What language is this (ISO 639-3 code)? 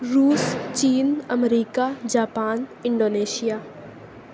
urd